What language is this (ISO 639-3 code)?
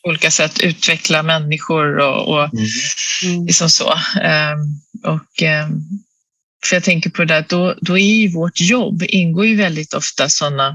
swe